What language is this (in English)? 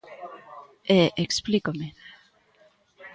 Galician